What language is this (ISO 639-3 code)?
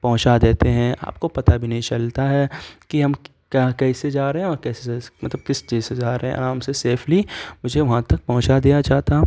urd